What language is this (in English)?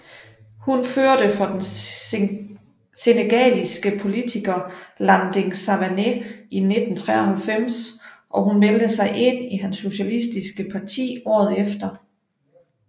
Danish